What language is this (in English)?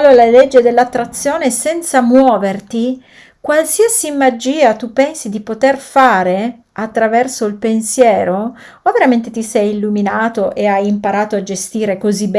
Italian